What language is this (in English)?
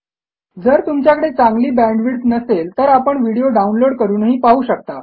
Marathi